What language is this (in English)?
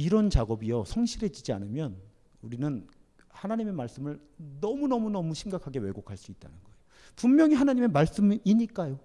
Korean